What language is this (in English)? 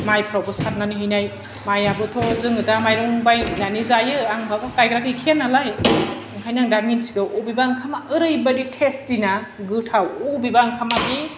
Bodo